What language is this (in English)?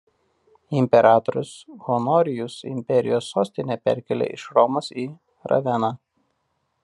Lithuanian